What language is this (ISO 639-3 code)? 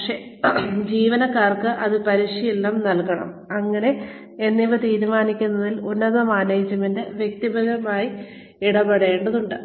mal